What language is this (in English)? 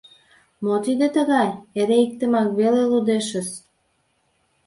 Mari